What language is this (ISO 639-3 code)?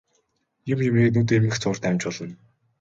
mon